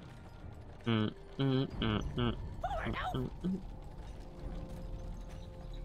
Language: Polish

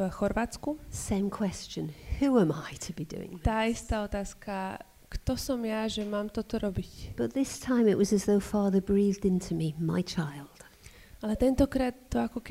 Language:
Slovak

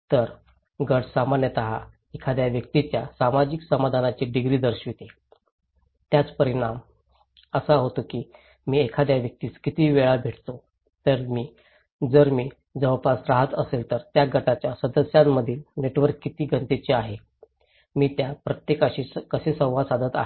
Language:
Marathi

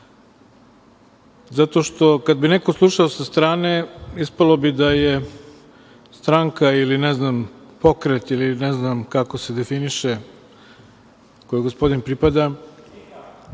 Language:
Serbian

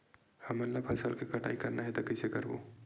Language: Chhattisgarhi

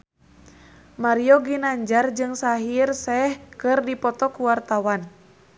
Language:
Sundanese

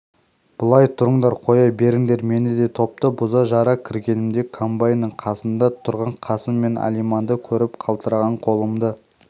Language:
Kazakh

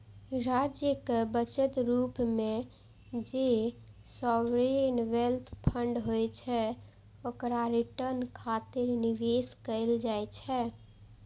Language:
Maithili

